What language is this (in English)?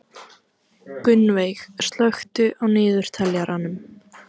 Icelandic